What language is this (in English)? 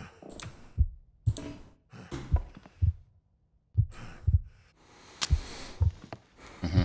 German